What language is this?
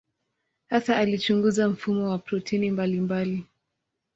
Swahili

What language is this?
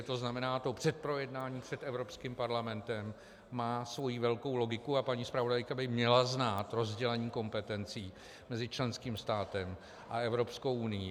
Czech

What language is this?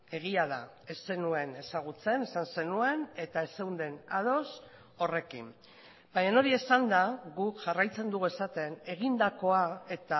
Basque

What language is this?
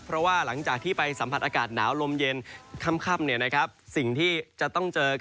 Thai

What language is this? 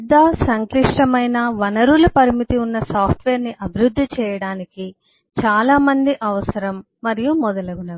Telugu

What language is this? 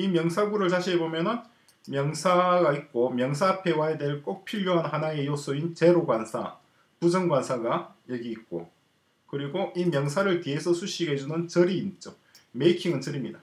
Korean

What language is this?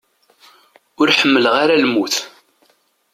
Kabyle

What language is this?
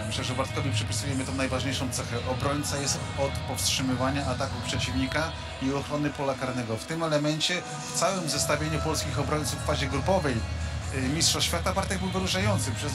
Polish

